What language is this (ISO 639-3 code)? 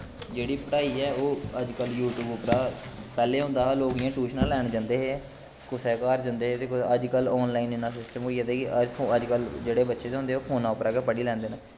doi